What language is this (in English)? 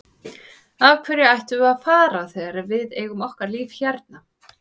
Icelandic